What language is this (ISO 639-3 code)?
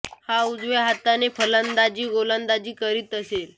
mar